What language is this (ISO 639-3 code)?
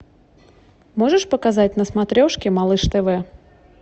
rus